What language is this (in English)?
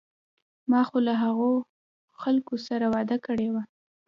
Pashto